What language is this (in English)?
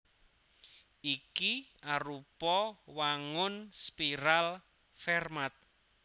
Javanese